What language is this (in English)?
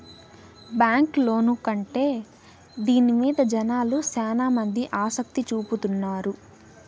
Telugu